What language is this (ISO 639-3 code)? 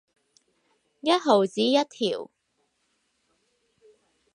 yue